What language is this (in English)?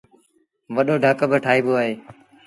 Sindhi Bhil